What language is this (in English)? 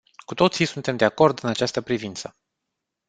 Romanian